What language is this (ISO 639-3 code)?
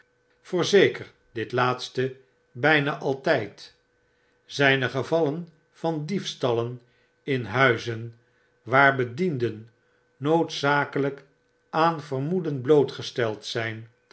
nld